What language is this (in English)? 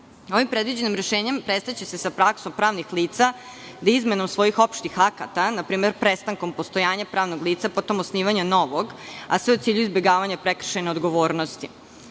Serbian